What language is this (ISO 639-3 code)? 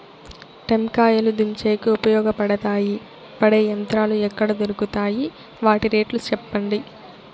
tel